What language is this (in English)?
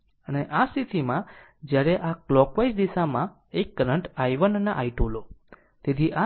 Gujarati